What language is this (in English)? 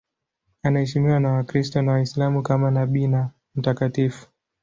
Swahili